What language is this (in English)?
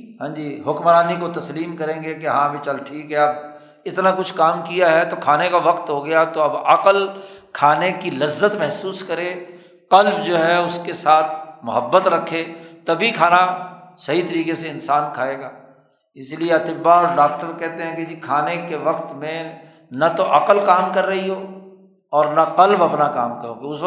Urdu